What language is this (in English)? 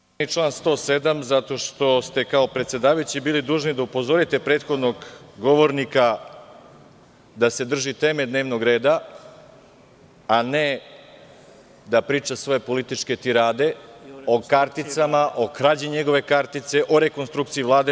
Serbian